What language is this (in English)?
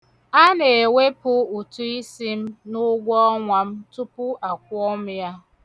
Igbo